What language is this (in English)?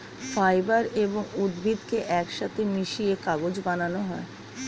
Bangla